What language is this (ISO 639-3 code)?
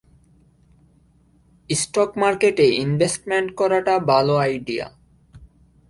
ben